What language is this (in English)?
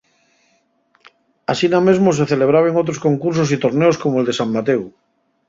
Asturian